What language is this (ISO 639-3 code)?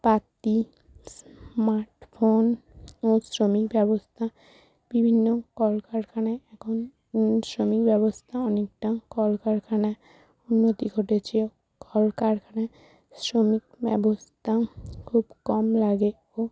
ben